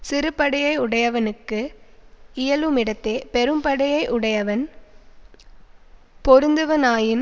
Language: Tamil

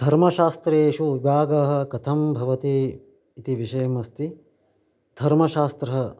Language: Sanskrit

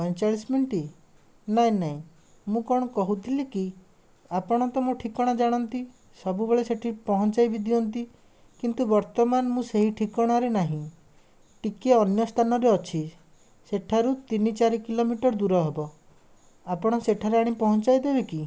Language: Odia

